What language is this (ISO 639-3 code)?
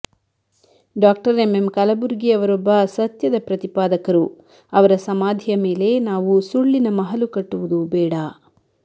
kan